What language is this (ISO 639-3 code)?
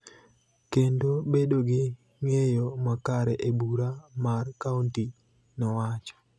luo